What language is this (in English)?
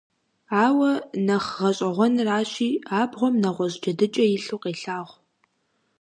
Kabardian